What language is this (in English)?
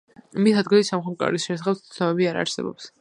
Georgian